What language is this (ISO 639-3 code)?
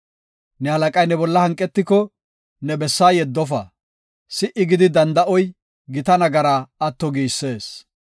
gof